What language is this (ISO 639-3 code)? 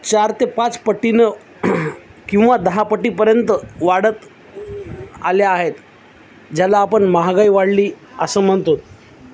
mar